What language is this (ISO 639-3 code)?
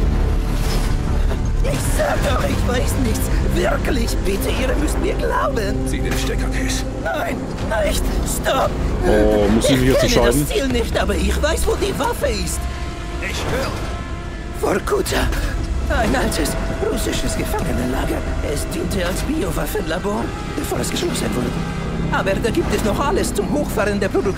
deu